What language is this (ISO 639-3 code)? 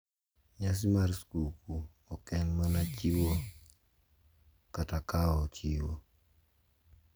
luo